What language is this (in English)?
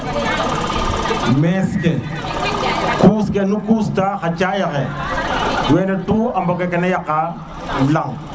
Serer